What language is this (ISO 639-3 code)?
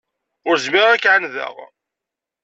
kab